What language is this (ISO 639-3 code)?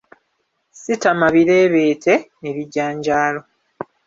lug